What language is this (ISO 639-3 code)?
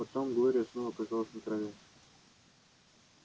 rus